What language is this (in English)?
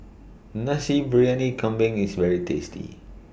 English